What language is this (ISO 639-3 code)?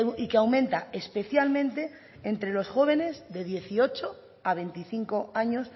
spa